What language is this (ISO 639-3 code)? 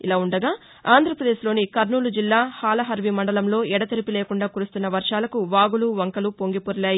tel